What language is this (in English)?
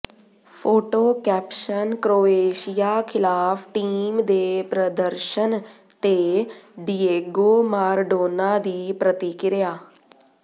Punjabi